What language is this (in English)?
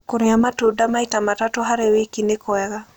Kikuyu